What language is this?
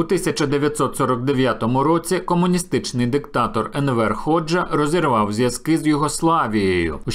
Ukrainian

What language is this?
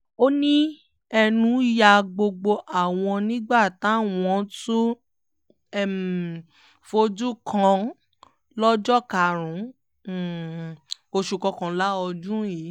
Yoruba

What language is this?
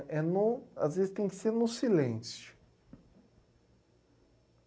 Portuguese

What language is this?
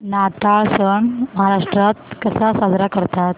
Marathi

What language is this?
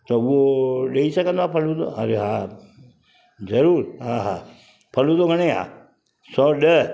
Sindhi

